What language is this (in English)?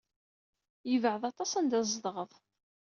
Kabyle